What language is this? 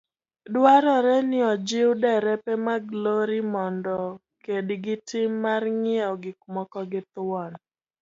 Luo (Kenya and Tanzania)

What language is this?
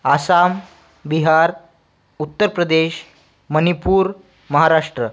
Marathi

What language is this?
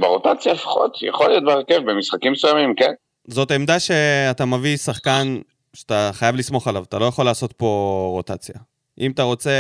Hebrew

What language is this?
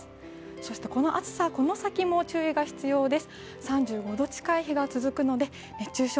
Japanese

